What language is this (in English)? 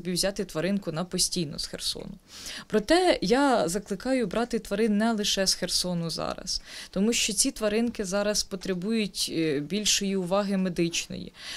Ukrainian